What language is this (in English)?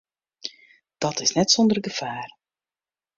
Western Frisian